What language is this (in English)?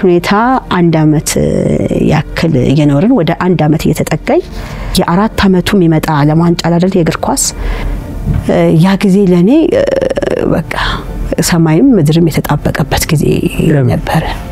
Arabic